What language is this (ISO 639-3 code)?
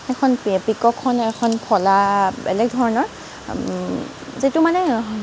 asm